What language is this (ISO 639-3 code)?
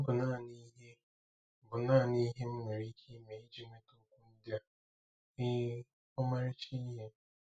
ibo